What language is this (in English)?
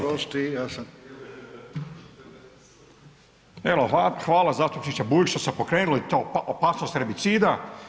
Croatian